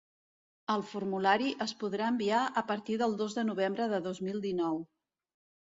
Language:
Catalan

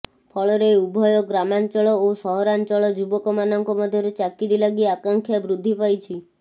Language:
Odia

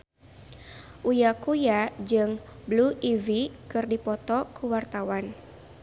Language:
Sundanese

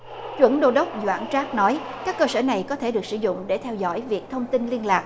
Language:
Vietnamese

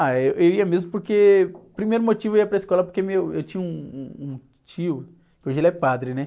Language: Portuguese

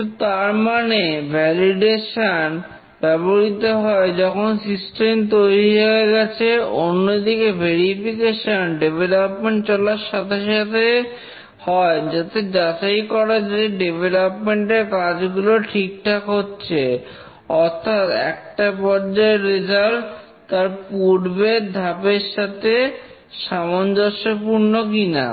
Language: Bangla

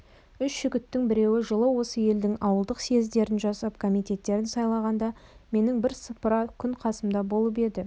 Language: Kazakh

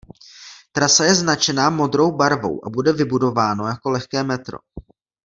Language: Czech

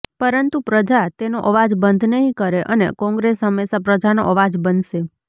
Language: Gujarati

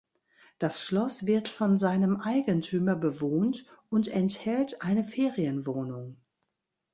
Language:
German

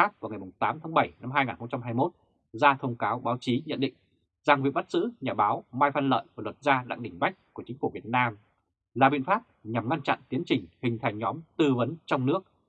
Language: Vietnamese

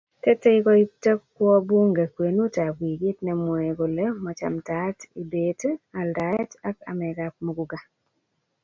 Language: Kalenjin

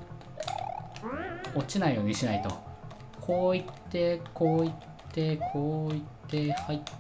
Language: Japanese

